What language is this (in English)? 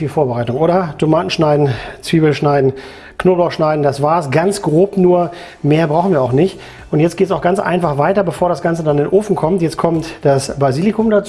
German